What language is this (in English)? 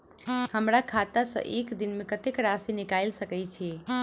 Maithili